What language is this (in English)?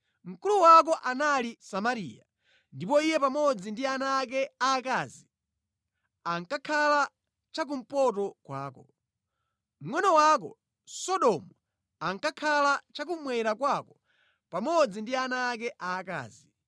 Nyanja